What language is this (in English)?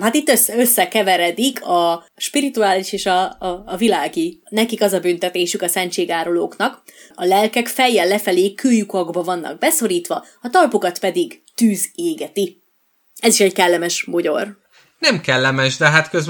Hungarian